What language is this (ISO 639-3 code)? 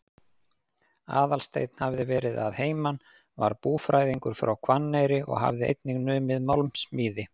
isl